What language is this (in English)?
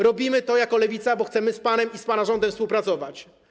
Polish